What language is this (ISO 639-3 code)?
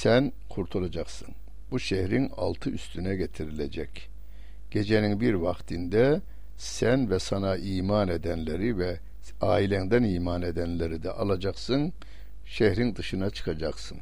tur